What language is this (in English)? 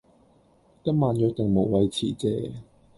Cantonese